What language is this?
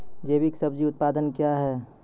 Maithili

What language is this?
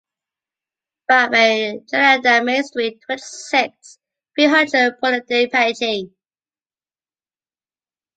English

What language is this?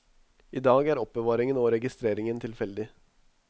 Norwegian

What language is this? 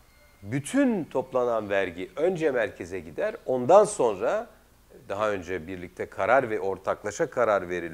Turkish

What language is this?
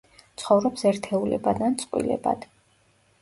Georgian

